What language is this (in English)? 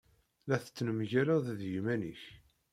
Kabyle